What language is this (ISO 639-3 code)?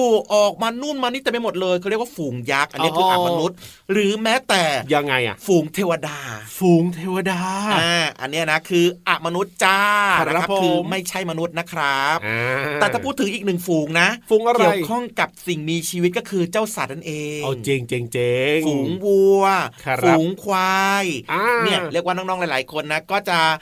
tha